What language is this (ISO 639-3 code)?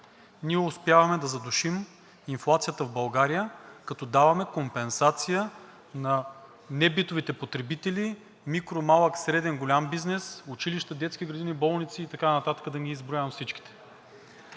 bul